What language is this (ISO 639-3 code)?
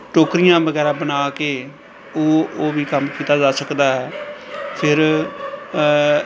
pan